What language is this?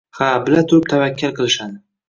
Uzbek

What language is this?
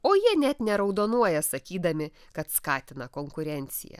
Lithuanian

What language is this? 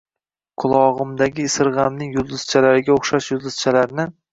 Uzbek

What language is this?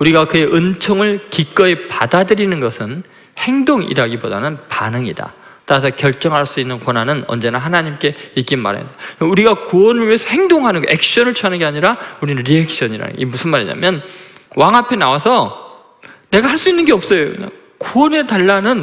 Korean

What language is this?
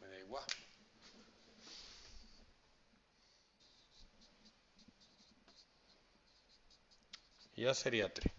Spanish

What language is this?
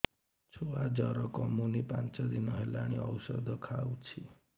Odia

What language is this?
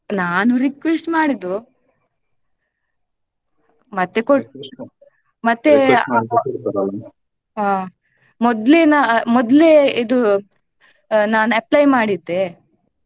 Kannada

